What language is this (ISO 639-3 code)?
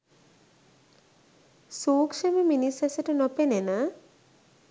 sin